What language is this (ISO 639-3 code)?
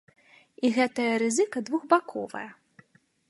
bel